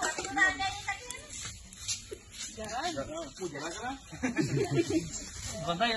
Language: Arabic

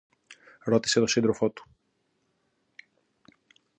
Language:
Greek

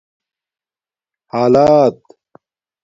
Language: Domaaki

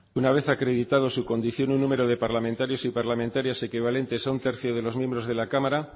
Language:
Spanish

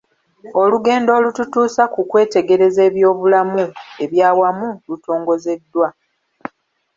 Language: Ganda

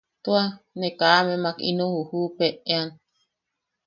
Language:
Yaqui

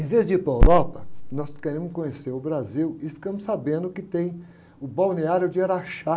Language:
Portuguese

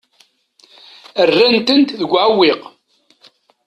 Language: Kabyle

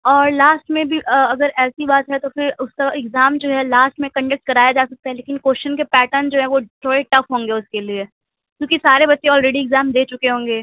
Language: Urdu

